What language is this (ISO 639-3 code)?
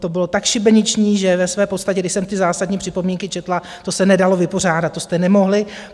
ces